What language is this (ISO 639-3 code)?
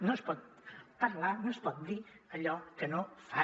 cat